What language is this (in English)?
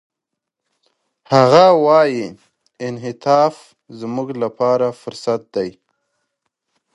Pashto